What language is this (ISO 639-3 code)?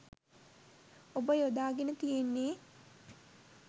sin